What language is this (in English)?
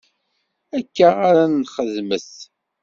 Kabyle